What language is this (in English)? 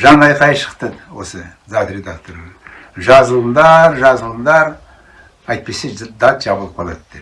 Turkish